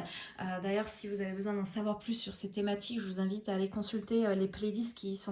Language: French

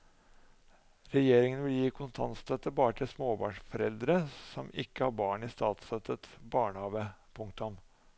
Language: Norwegian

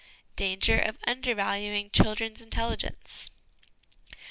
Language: English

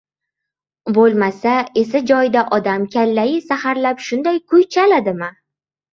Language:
Uzbek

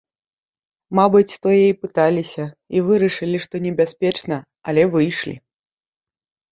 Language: Belarusian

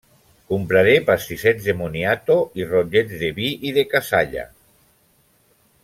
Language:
Catalan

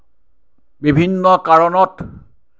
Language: Assamese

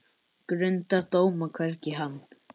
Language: Icelandic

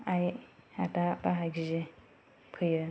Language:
Bodo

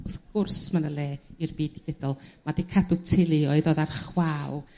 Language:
Welsh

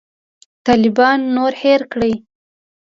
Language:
Pashto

